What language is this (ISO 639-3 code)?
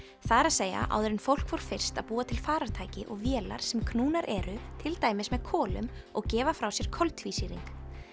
isl